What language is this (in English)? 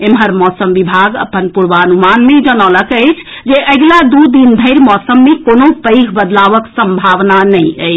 Maithili